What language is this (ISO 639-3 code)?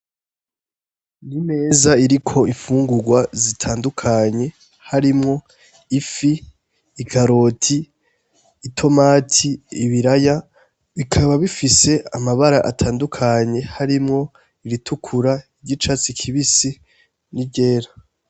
run